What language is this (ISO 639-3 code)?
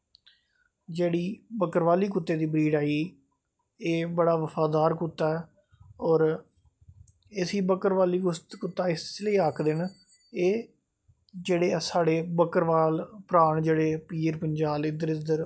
doi